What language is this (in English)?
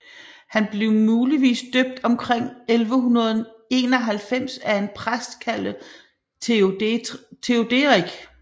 Danish